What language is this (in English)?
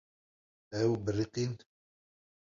Kurdish